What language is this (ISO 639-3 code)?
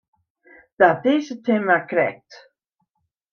fry